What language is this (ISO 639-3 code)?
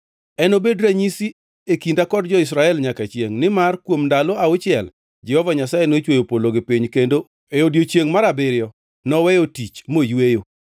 luo